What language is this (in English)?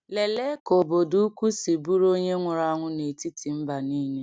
Igbo